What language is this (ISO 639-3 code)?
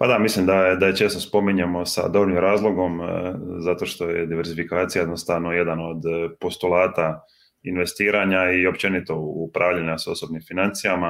hrv